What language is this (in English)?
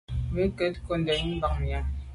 Medumba